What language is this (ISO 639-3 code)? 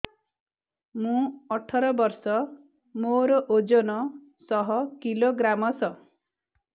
ori